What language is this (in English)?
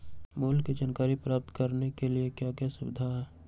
Magahi